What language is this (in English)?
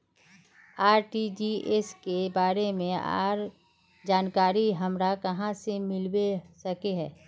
Magahi